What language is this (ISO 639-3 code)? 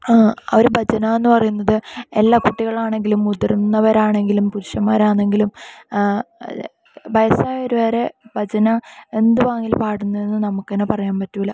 mal